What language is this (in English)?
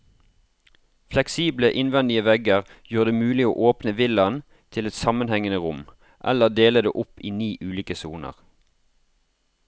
Norwegian